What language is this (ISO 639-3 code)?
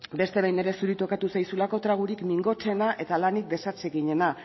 eus